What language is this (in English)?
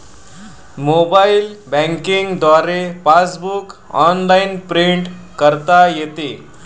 Marathi